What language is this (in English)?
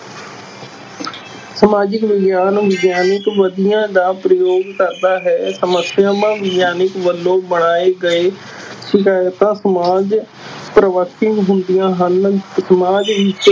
Punjabi